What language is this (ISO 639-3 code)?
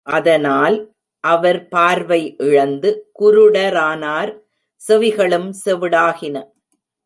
tam